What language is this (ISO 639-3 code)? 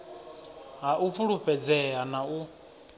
ven